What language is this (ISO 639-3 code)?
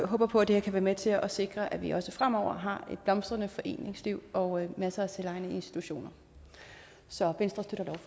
dan